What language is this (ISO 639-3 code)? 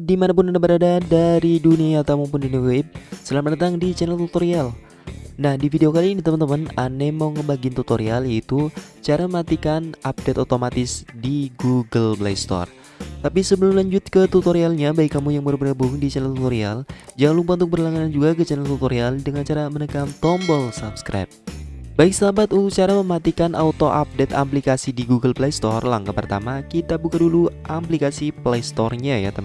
ind